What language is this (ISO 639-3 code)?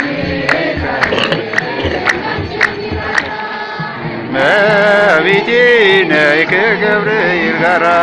eng